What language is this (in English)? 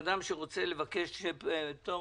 Hebrew